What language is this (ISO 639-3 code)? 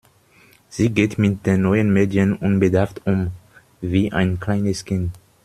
deu